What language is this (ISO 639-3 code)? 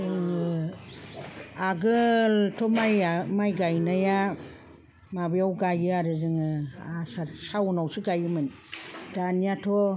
brx